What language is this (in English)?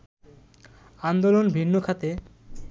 Bangla